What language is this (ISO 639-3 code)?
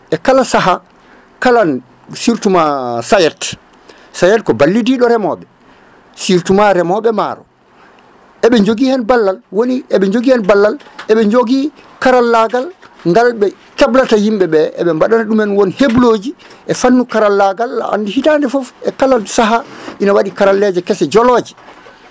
ful